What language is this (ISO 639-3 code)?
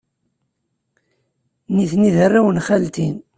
kab